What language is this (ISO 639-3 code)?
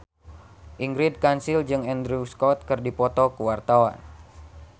sun